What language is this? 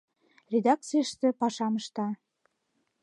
Mari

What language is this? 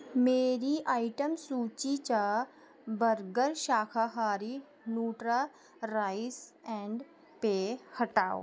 Dogri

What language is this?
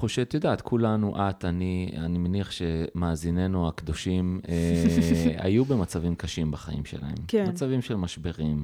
Hebrew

